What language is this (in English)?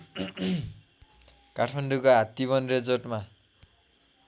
Nepali